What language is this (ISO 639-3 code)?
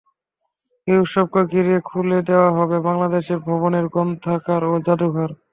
ben